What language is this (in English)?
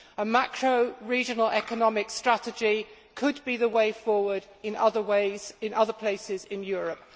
English